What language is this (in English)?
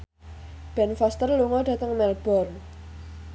Javanese